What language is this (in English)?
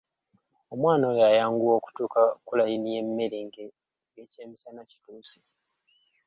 Ganda